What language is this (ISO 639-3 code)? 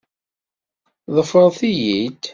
kab